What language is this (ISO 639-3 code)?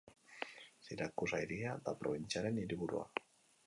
eus